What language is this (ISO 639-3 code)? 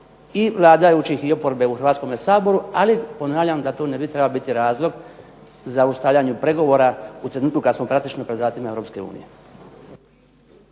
hrv